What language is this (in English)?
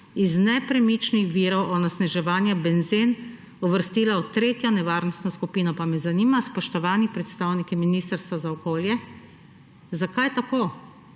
Slovenian